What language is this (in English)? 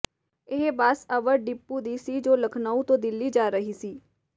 Punjabi